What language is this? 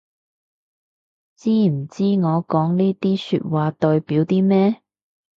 Cantonese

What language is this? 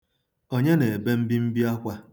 Igbo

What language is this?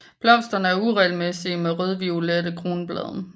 Danish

